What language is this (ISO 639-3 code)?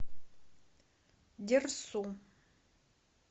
rus